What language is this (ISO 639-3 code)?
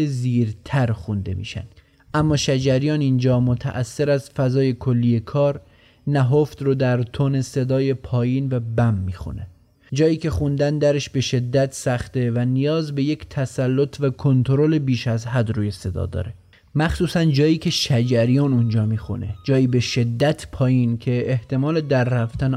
fas